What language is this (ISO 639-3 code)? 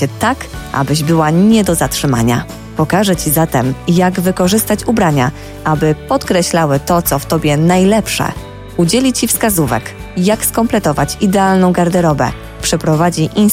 pol